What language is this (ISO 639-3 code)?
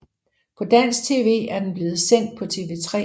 dan